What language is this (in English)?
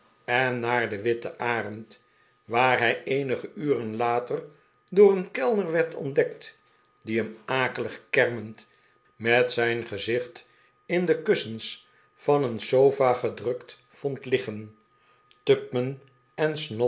Dutch